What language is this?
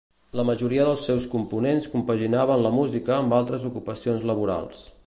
Catalan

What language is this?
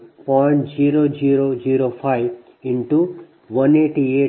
Kannada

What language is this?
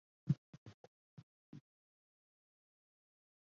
Chinese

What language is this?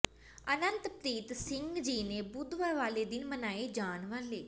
Punjabi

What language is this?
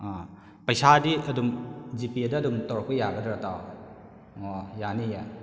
Manipuri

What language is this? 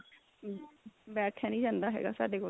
Punjabi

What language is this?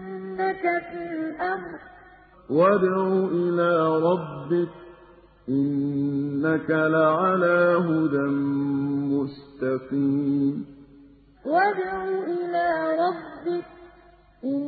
Arabic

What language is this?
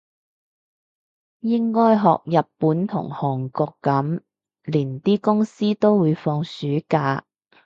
Cantonese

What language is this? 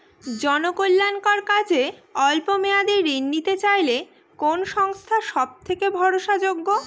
Bangla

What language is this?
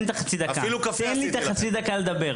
Hebrew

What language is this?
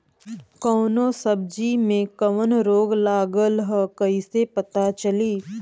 Bhojpuri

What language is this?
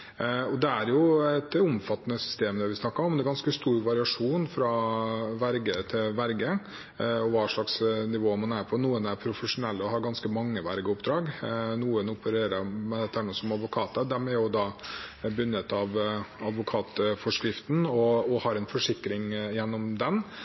Norwegian Bokmål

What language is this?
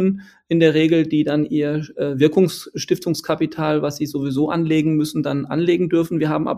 German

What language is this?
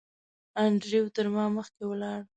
Pashto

